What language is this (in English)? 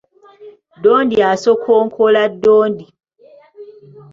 Ganda